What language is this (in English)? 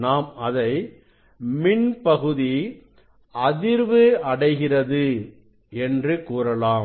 Tamil